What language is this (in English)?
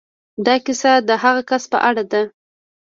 Pashto